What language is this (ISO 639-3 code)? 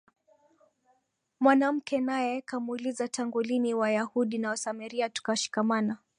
swa